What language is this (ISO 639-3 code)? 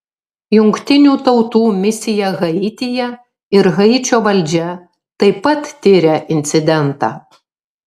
lit